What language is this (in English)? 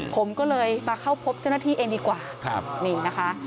Thai